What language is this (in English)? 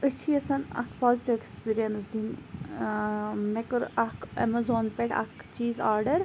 Kashmiri